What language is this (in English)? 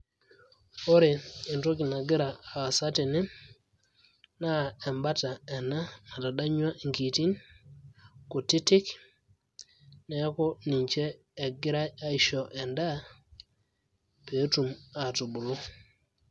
Masai